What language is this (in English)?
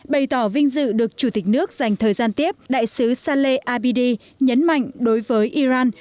Vietnamese